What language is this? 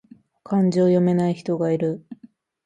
Japanese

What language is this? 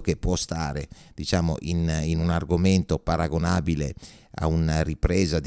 Italian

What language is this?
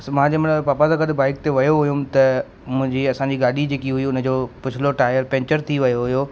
Sindhi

